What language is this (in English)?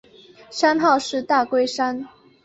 Chinese